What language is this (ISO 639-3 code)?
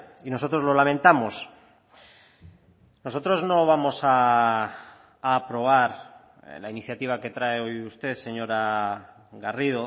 spa